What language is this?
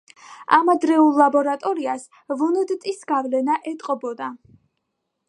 Georgian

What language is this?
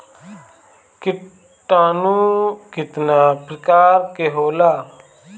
Bhojpuri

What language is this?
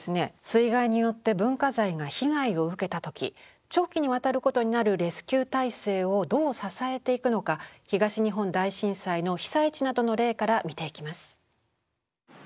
Japanese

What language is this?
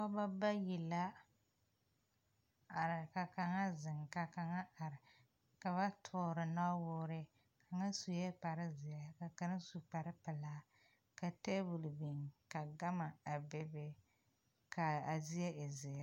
Southern Dagaare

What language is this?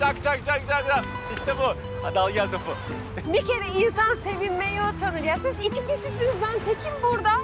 Turkish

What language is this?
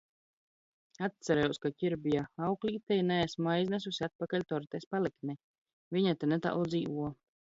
Latvian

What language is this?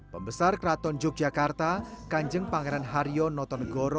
Indonesian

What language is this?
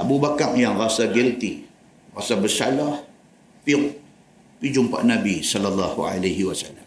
Malay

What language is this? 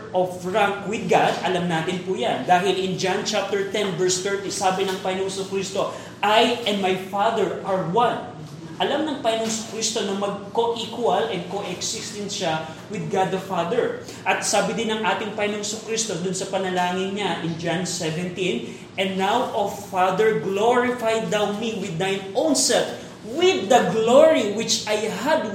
Filipino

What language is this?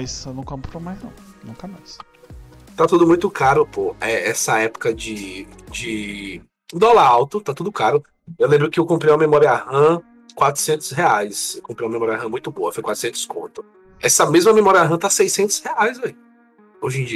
Portuguese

